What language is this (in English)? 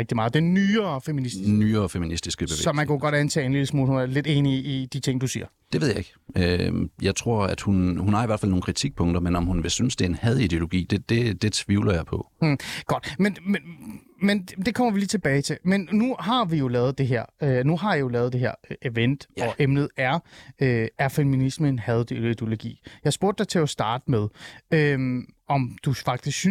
Danish